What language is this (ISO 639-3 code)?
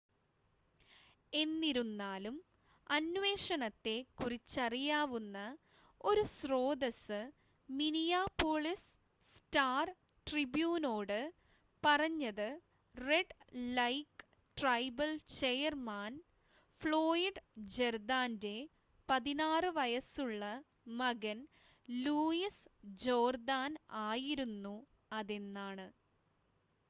mal